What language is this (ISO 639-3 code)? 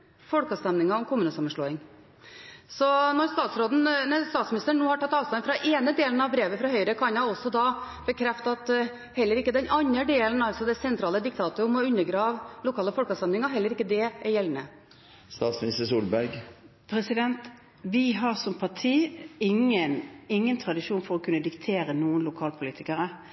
nob